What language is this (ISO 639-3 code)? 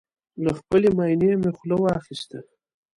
pus